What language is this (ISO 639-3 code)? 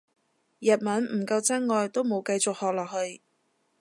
yue